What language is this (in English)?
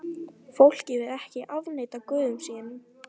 Icelandic